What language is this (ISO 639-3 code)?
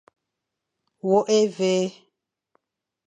fan